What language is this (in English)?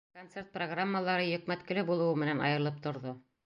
Bashkir